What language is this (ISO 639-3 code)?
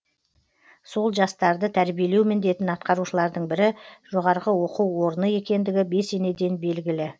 kaz